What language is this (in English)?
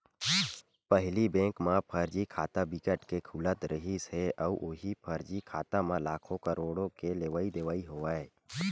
Chhattisgarhi